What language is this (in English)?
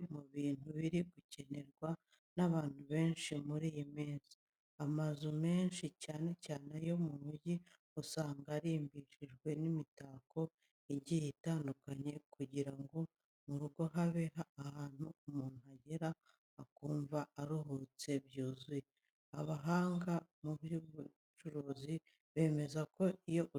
Kinyarwanda